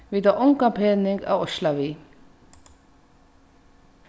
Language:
Faroese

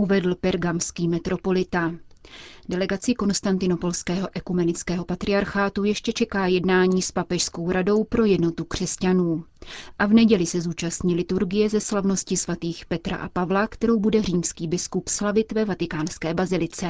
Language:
Czech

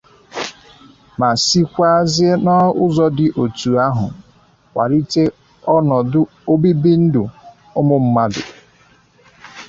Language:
Igbo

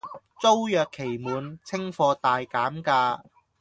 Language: Cantonese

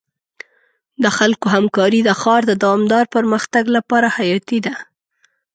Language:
Pashto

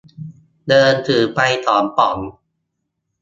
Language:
Thai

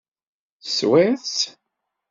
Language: Kabyle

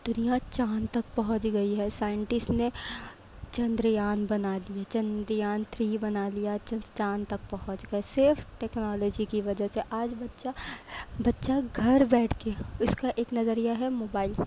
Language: Urdu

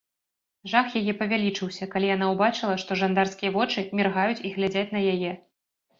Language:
Belarusian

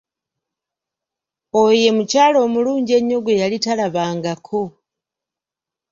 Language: Ganda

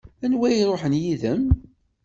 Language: Kabyle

